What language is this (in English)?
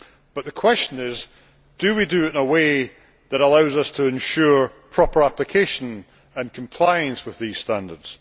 English